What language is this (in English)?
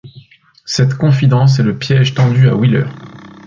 French